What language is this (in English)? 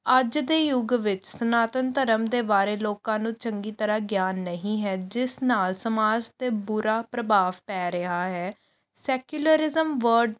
Punjabi